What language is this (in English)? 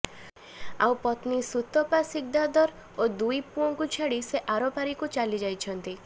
Odia